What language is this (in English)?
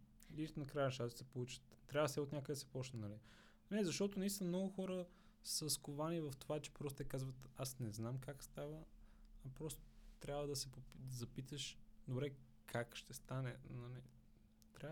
Bulgarian